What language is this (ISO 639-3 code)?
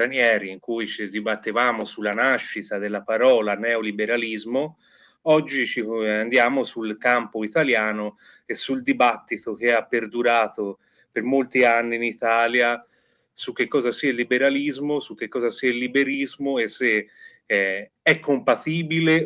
ita